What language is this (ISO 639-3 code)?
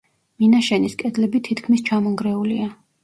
kat